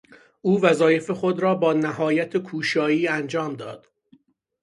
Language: Persian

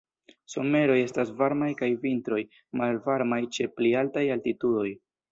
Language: Esperanto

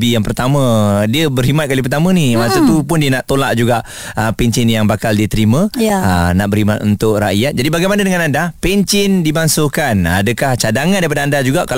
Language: Malay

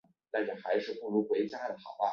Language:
Chinese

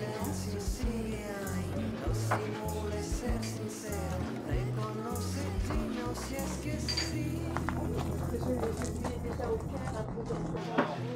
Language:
Japanese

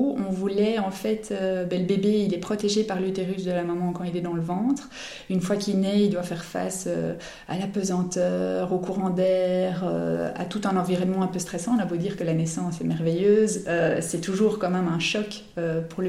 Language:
French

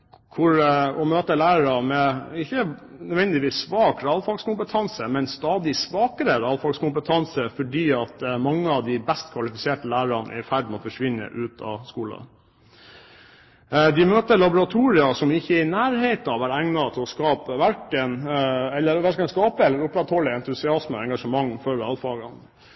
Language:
Norwegian Bokmål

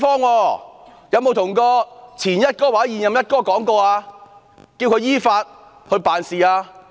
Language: Cantonese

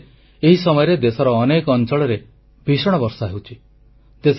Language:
Odia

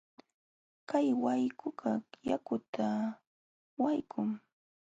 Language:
Jauja Wanca Quechua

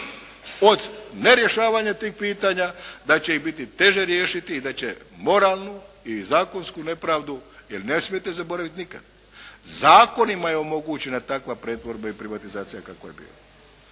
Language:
Croatian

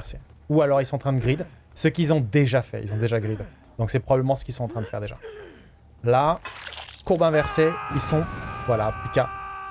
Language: French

